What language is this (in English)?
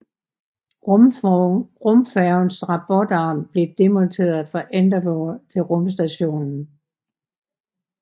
Danish